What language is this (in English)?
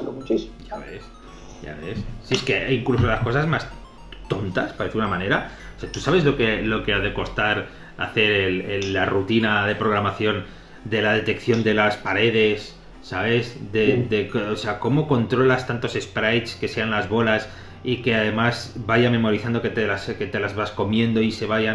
Spanish